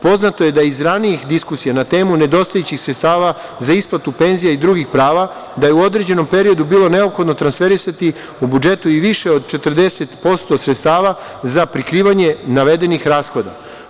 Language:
Serbian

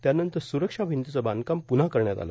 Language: Marathi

